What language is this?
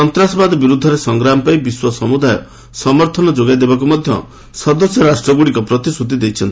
Odia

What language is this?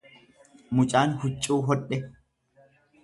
Oromo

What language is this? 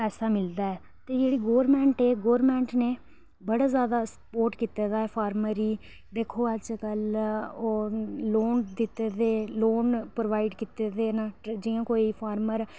Dogri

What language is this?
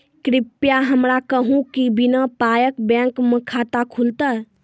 Maithili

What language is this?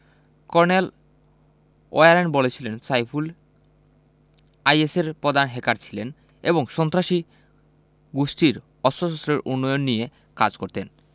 Bangla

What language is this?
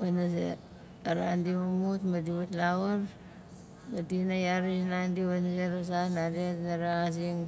Nalik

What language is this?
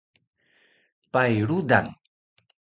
Taroko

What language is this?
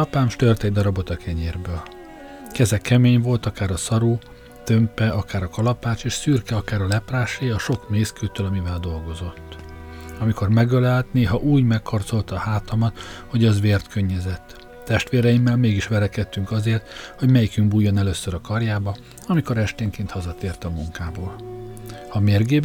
Hungarian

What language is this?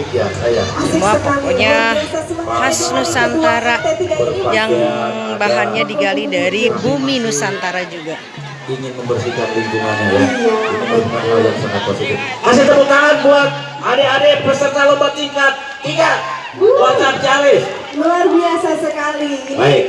Indonesian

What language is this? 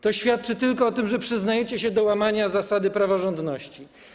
Polish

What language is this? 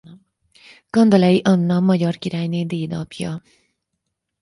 Hungarian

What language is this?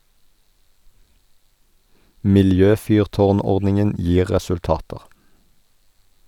Norwegian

